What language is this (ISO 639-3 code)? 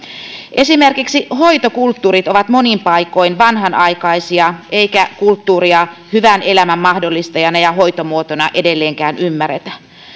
fin